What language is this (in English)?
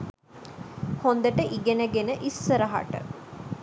Sinhala